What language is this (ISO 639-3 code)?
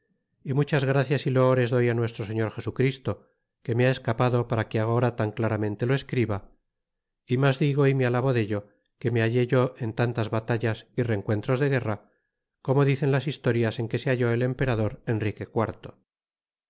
spa